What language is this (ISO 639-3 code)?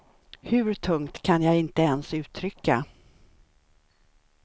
swe